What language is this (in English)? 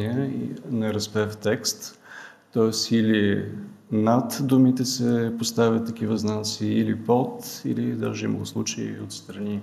Bulgarian